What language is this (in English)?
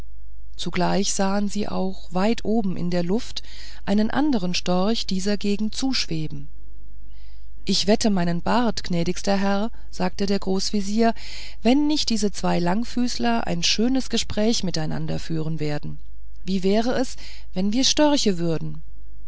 German